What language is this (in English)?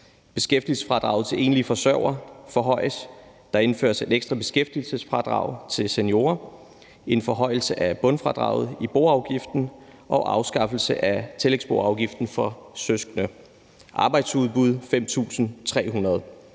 Danish